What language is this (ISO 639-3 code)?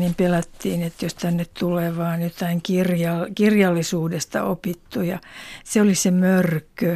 fin